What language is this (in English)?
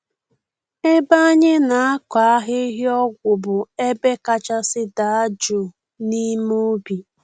Igbo